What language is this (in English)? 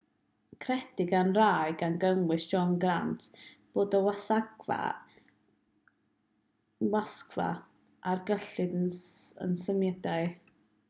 Welsh